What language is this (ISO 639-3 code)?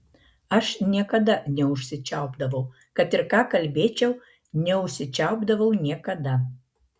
lit